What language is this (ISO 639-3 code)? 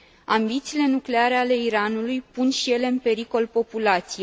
ron